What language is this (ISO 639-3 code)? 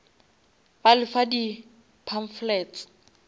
nso